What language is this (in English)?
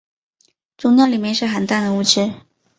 Chinese